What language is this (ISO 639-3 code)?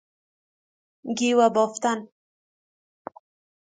fas